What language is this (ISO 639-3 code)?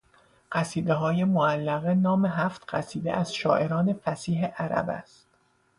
fas